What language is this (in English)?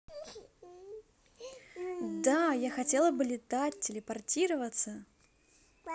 Russian